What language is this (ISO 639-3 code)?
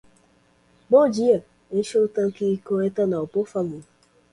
por